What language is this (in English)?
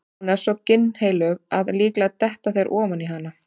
Icelandic